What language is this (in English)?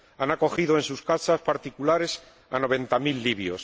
Spanish